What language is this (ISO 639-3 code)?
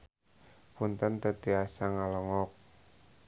sun